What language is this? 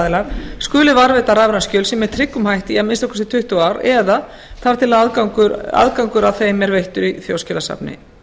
Icelandic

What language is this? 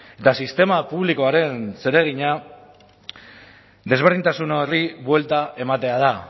Basque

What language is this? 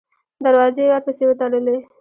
Pashto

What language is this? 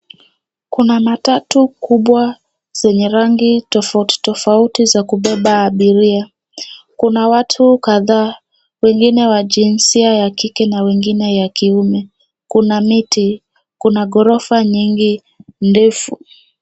Swahili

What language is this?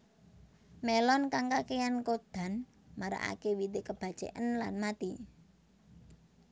Javanese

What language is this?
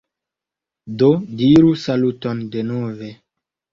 Esperanto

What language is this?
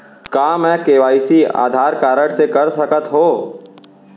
Chhattisgarhi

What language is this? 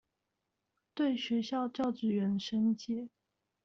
Chinese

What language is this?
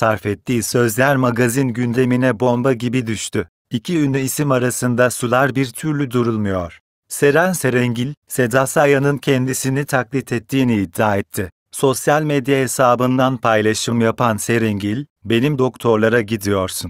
Turkish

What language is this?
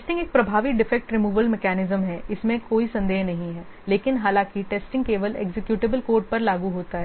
Hindi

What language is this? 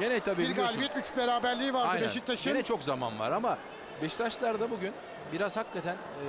Turkish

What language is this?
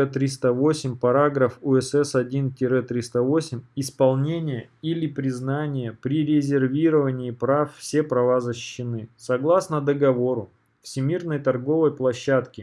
Russian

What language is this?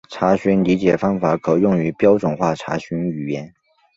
Chinese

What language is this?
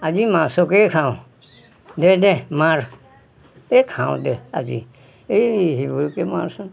Assamese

